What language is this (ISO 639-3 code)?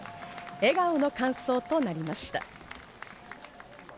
jpn